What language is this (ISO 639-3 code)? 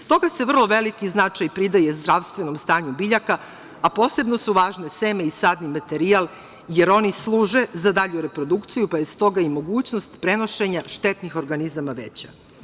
srp